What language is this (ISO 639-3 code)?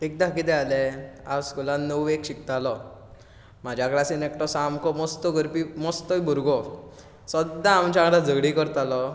kok